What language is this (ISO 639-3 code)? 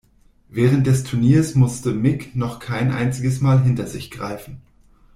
deu